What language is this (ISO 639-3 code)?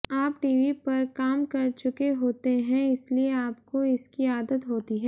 hin